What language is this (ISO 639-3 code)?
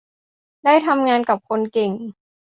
tha